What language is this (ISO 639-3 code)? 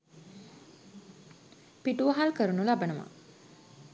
sin